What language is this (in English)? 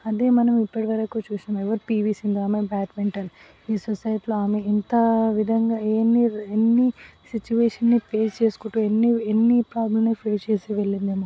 Telugu